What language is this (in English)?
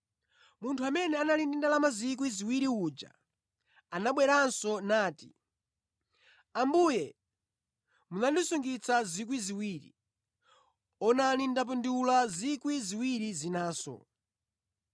Nyanja